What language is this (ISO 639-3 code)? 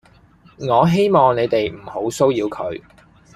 yue